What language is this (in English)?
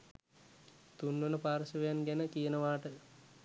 Sinhala